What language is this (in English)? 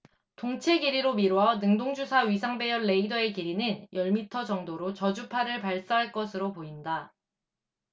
Korean